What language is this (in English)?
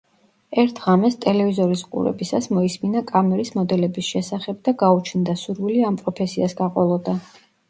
Georgian